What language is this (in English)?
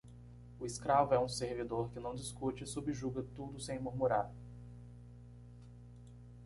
Portuguese